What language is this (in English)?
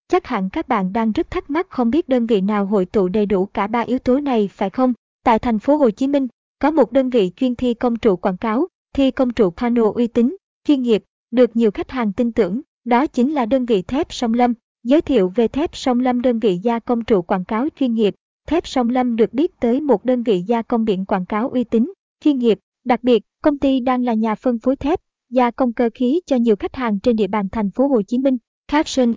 Vietnamese